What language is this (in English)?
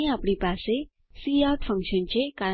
Gujarati